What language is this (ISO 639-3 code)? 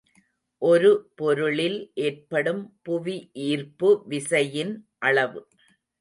tam